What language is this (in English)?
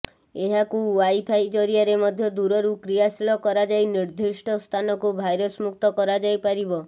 Odia